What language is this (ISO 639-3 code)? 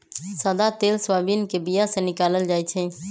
mag